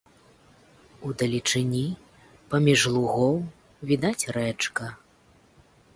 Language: Belarusian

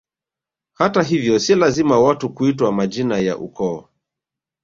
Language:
Swahili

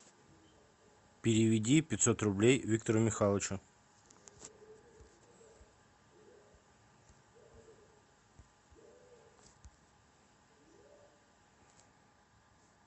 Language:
Russian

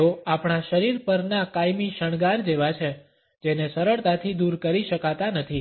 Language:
Gujarati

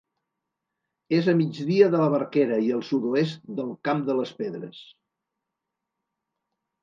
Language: Catalan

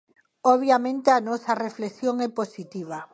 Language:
Galician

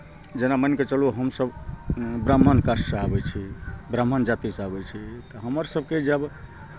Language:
Maithili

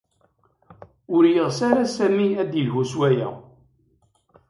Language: Kabyle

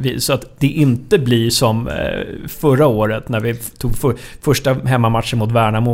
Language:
Swedish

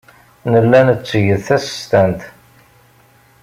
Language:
Kabyle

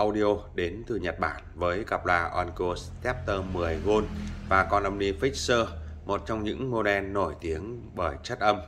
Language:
Vietnamese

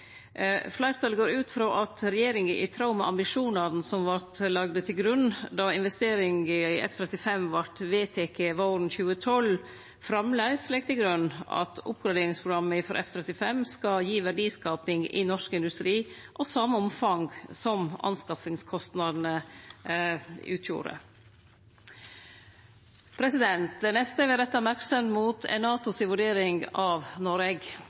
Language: Norwegian Nynorsk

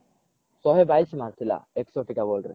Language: Odia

